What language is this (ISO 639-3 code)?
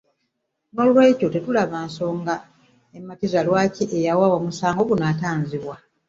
lug